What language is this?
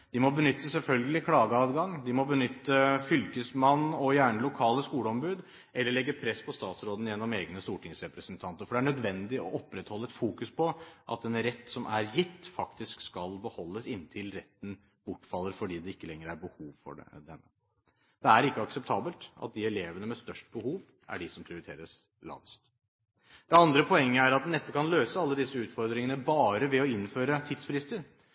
Norwegian Bokmål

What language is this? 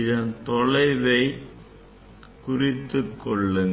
Tamil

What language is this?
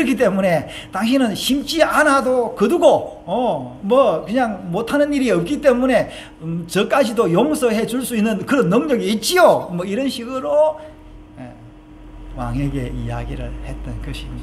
Korean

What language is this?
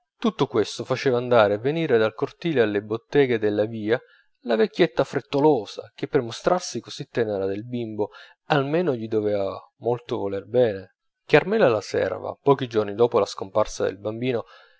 Italian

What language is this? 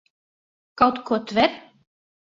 Latvian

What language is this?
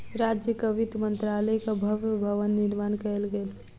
Maithili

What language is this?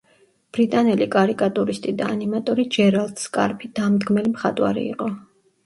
Georgian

